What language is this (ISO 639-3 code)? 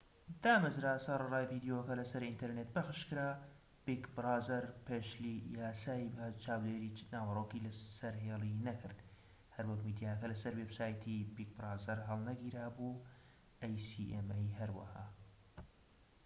ckb